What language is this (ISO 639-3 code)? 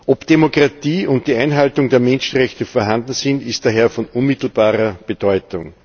deu